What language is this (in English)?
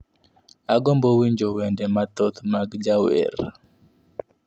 Luo (Kenya and Tanzania)